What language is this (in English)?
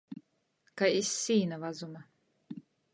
Latgalian